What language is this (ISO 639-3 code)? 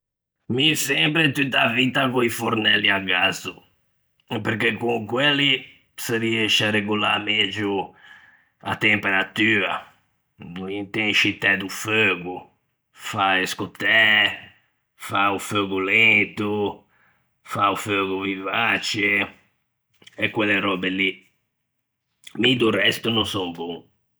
lij